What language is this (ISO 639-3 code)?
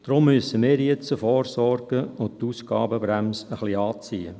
gsw